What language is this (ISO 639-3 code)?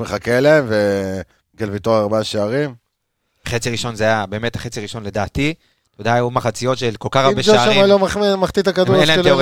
heb